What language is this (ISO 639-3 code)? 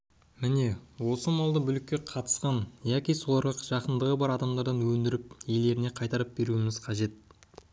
kaz